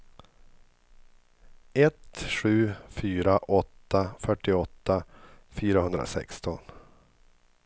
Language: Swedish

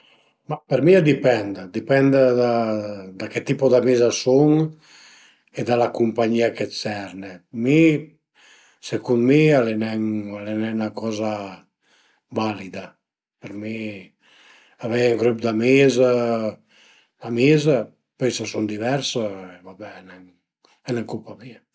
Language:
Piedmontese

